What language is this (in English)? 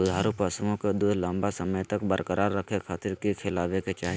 Magahi